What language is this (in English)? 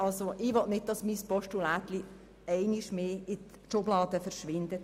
Swiss German